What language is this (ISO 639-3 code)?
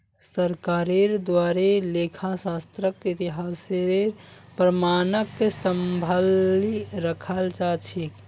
mag